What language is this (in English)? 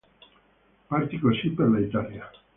Italian